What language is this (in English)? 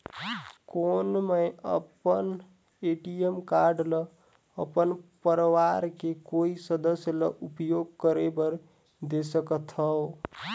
Chhattisgarhi